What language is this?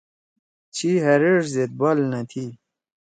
Torwali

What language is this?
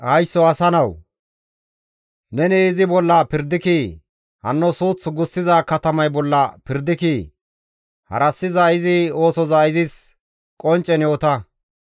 Gamo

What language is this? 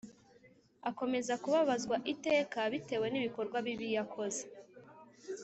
Kinyarwanda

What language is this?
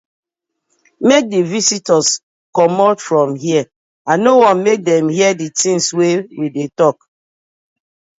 Nigerian Pidgin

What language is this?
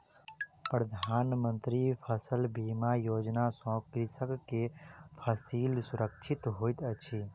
Maithili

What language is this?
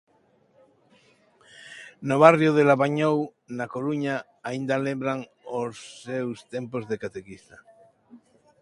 Galician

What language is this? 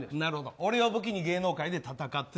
Japanese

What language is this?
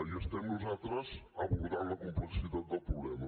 Catalan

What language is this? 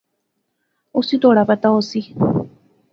Pahari-Potwari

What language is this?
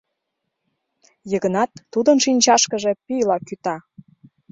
Mari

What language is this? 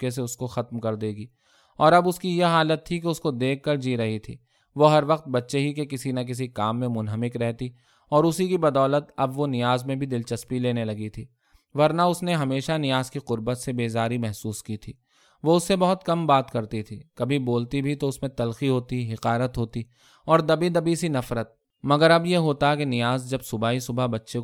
Urdu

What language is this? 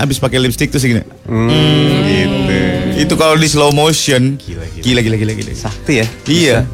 Indonesian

